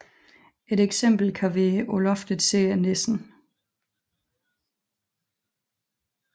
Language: Danish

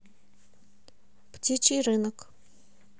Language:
Russian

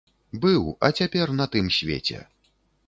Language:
Belarusian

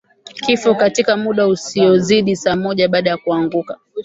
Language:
Swahili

